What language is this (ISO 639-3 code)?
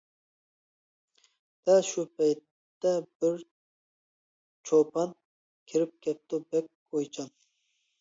uig